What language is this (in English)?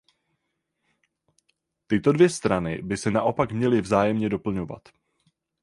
Czech